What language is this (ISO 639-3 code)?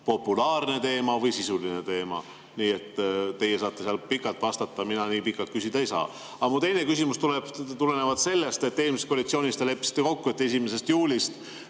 est